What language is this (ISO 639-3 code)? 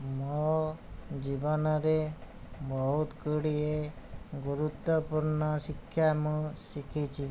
ori